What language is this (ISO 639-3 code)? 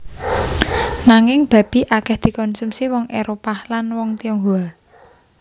jav